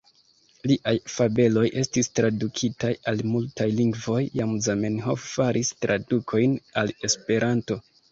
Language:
Esperanto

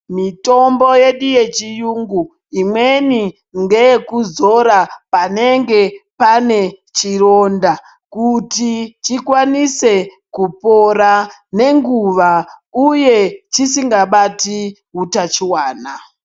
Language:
Ndau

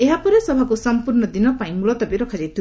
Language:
Odia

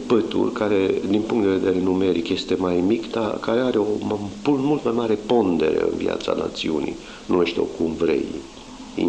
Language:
Romanian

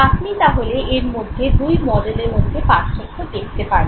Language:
Bangla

